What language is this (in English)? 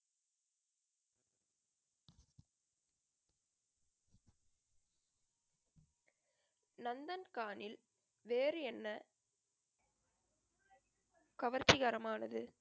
Tamil